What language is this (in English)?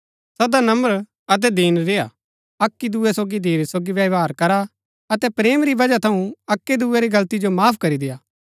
Gaddi